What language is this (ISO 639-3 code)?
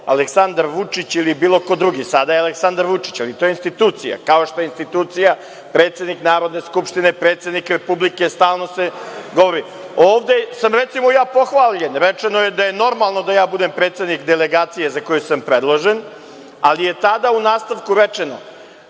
srp